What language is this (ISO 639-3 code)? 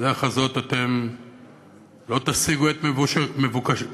heb